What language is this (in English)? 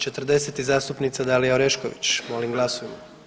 Croatian